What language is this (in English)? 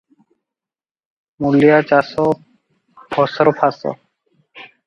Odia